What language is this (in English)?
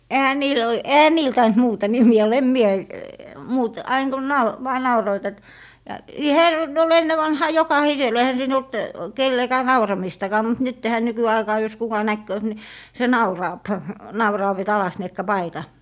Finnish